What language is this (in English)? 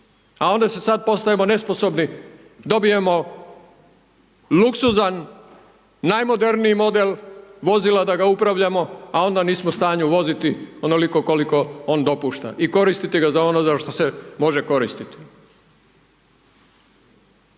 Croatian